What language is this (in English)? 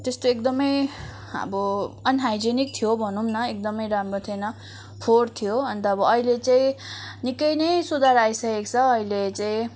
Nepali